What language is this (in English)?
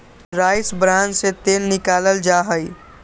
Magahi